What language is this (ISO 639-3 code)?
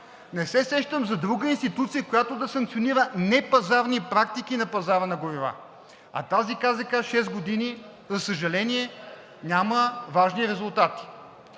bul